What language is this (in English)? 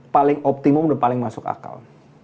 Indonesian